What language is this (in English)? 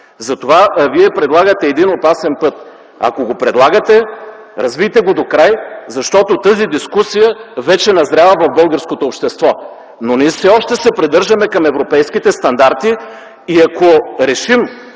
Bulgarian